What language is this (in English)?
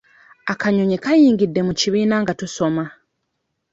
Ganda